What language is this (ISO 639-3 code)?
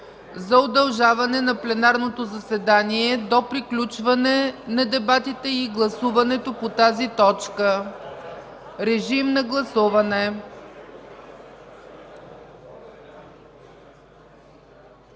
bul